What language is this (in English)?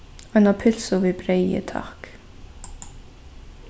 Faroese